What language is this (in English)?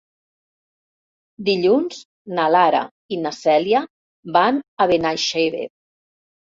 Catalan